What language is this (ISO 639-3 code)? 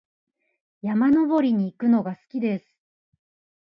jpn